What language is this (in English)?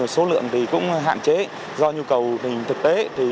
Vietnamese